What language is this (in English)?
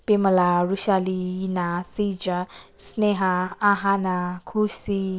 Nepali